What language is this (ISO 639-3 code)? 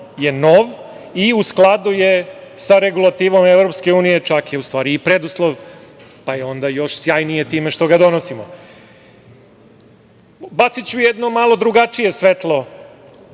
srp